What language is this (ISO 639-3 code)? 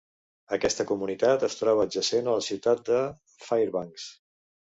cat